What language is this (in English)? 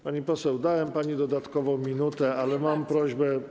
Polish